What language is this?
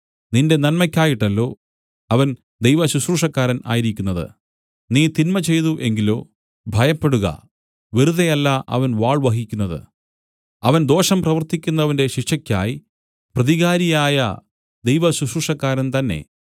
Malayalam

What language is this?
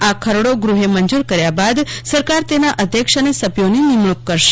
Gujarati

